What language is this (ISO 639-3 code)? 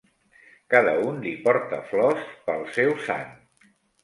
cat